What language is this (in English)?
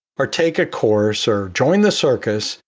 English